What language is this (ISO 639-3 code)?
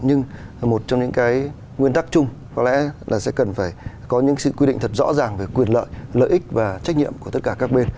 vie